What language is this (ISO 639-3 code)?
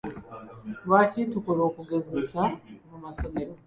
lug